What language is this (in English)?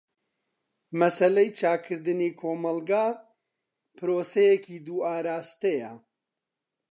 Central Kurdish